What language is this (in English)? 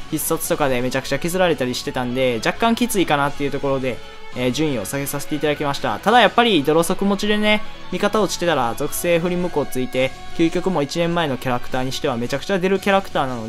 Japanese